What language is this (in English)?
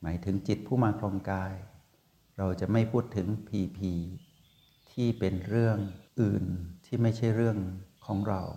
Thai